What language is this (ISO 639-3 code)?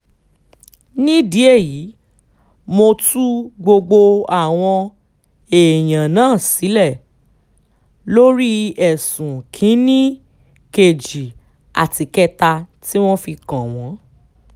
yor